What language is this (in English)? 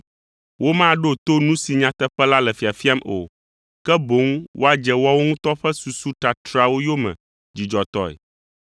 Ewe